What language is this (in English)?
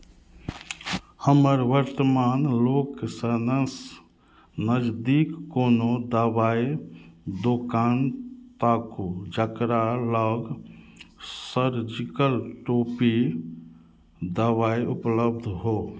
Maithili